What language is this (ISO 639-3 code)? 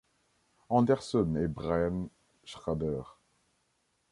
fra